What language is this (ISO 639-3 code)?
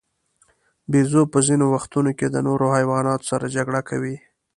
pus